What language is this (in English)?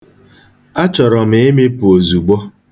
Igbo